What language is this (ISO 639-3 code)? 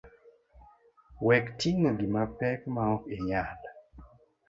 luo